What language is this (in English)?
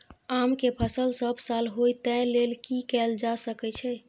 Maithili